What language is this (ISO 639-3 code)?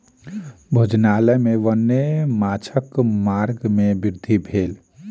mai